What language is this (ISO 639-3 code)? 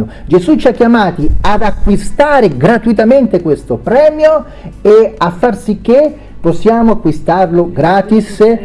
ita